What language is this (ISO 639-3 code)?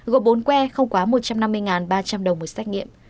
vie